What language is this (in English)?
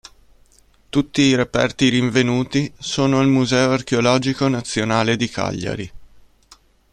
Italian